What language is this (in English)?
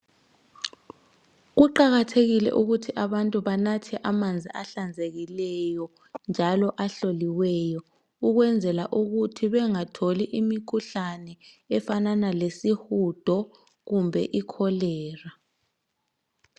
North Ndebele